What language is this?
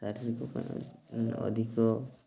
Odia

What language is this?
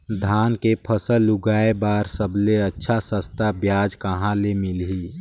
Chhattisgarhi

